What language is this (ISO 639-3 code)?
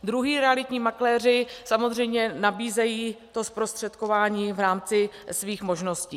ces